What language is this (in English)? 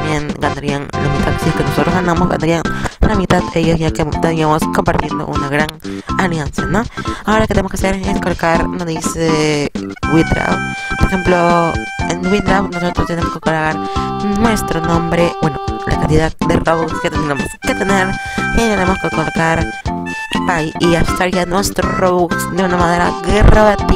Spanish